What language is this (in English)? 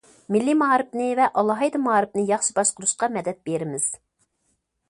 Uyghur